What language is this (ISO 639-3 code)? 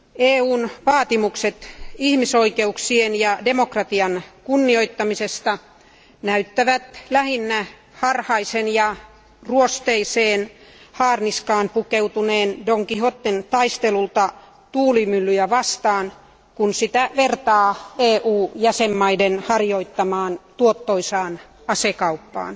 fin